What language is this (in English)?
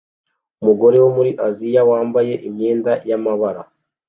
Kinyarwanda